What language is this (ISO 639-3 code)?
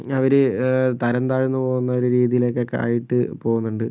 mal